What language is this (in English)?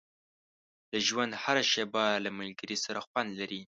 Pashto